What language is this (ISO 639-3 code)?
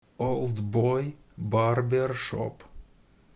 rus